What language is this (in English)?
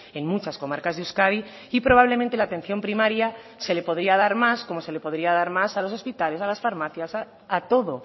Spanish